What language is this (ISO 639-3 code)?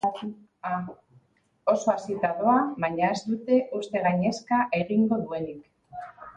eus